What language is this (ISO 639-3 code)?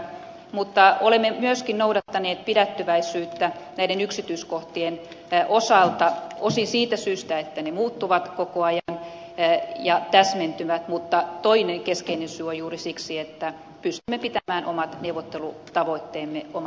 fin